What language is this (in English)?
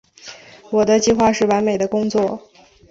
Chinese